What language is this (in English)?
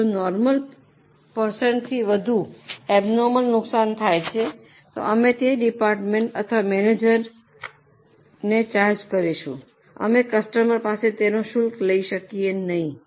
Gujarati